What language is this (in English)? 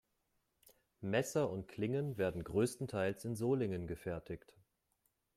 German